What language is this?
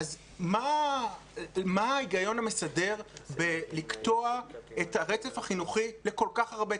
Hebrew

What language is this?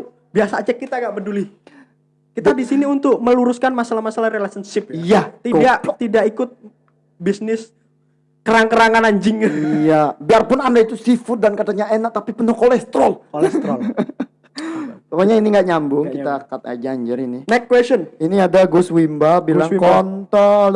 Indonesian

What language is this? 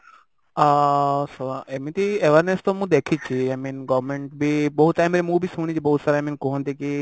Odia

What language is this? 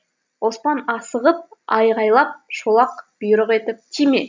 Kazakh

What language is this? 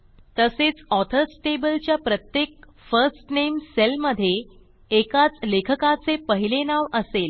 Marathi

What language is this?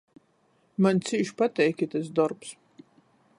Latgalian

